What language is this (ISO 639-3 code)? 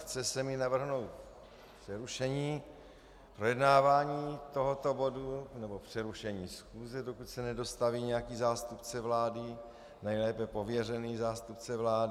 ces